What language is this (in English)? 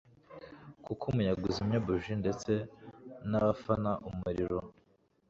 Kinyarwanda